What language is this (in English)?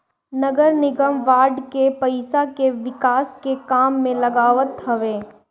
Bhojpuri